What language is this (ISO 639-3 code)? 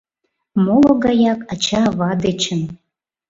chm